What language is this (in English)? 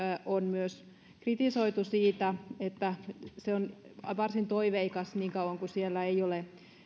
Finnish